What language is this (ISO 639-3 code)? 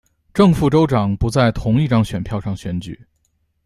zho